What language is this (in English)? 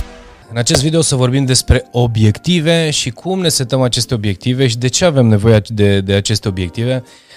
Romanian